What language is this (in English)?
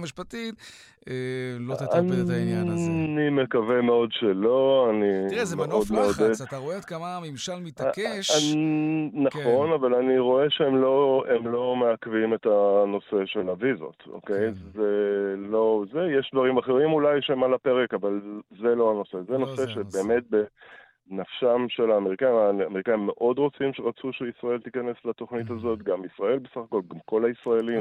Hebrew